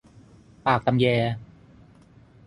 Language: Thai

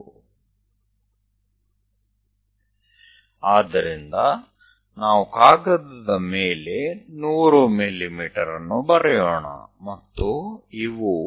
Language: Gujarati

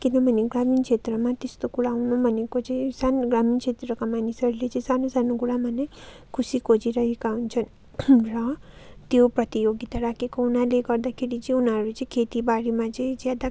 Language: Nepali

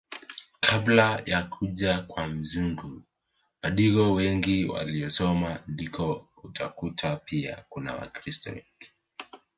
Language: Swahili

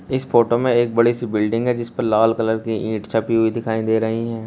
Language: Hindi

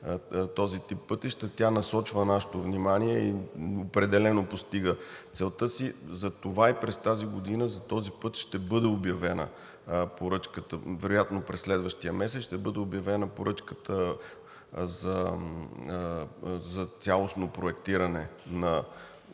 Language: Bulgarian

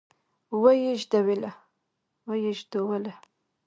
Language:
Pashto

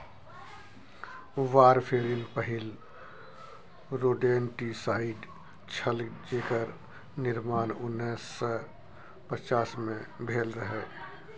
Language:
Maithili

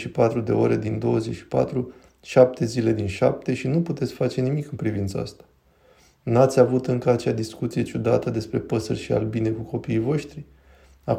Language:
Romanian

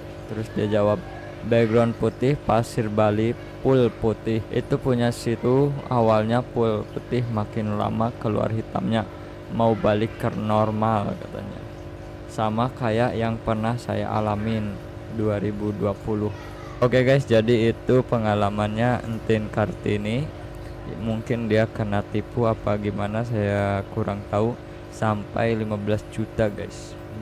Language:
Indonesian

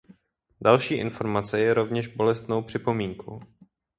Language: Czech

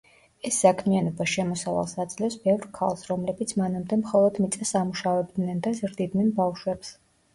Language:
Georgian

